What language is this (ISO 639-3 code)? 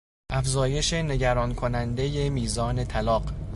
fas